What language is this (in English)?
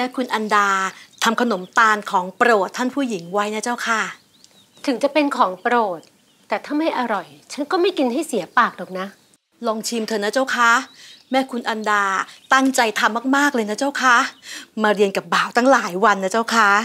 Thai